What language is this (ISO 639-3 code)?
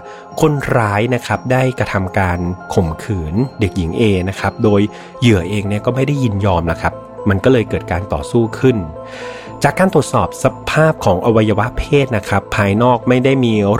tha